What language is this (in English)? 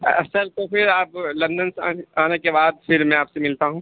Urdu